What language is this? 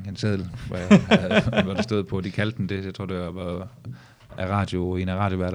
Danish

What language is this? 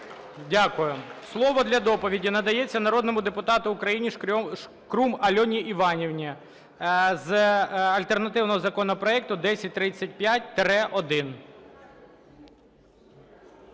Ukrainian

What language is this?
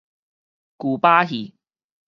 Min Nan Chinese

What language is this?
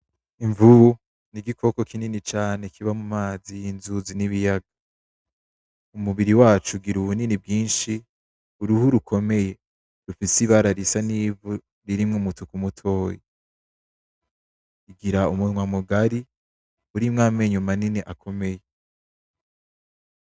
Rundi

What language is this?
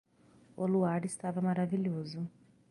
Portuguese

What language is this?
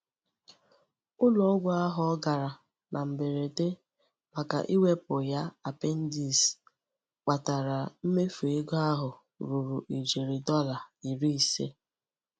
Igbo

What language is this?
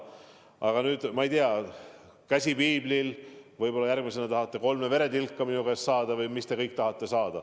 Estonian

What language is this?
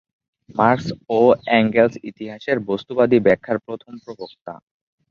Bangla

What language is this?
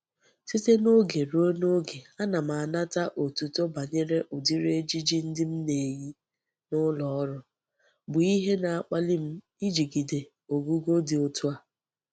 Igbo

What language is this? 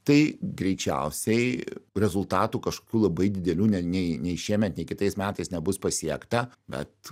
Lithuanian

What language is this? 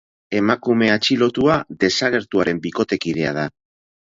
Basque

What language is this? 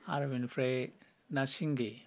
Bodo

